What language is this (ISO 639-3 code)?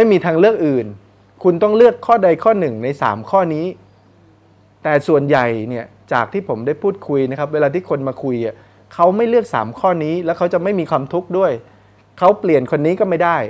tha